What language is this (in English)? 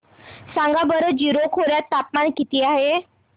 Marathi